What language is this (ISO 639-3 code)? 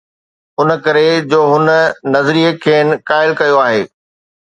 snd